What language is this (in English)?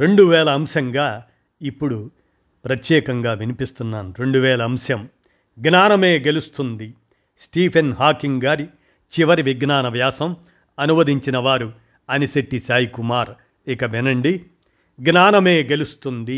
Telugu